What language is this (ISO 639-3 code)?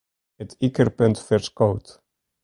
fry